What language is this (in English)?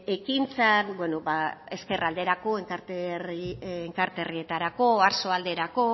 Basque